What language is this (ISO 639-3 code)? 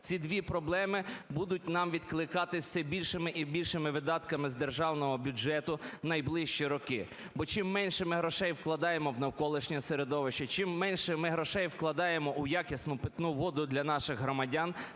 ukr